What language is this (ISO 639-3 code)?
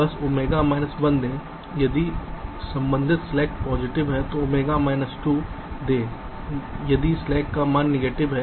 hin